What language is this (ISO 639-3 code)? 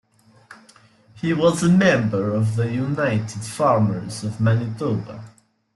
eng